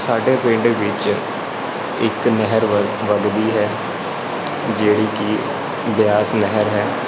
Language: Punjabi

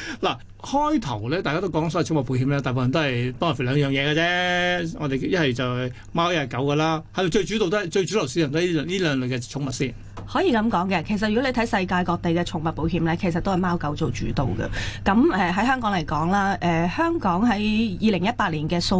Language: Chinese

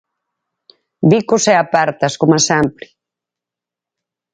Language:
Galician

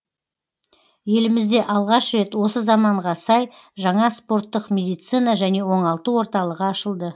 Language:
Kazakh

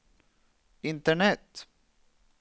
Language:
Swedish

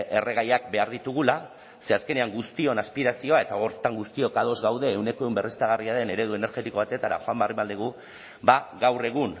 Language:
Basque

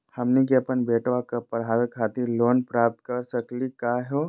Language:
Magahi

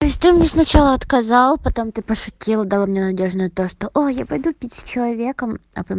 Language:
Russian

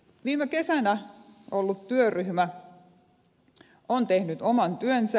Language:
Finnish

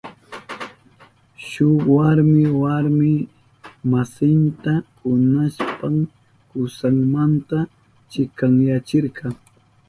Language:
Southern Pastaza Quechua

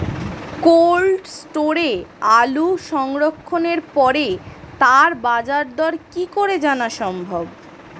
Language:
Bangla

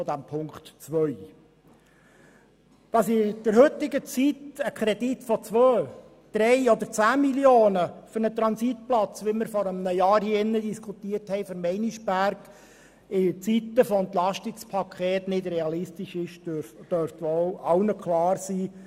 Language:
Swiss German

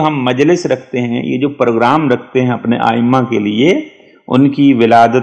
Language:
Hindi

